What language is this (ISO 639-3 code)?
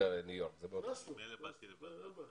heb